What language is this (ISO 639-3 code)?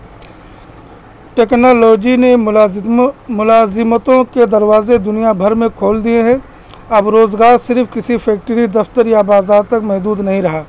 urd